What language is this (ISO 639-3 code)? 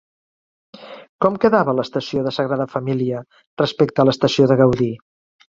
cat